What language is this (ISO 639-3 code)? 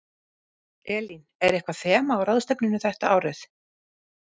isl